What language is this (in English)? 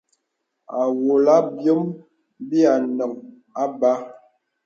Bebele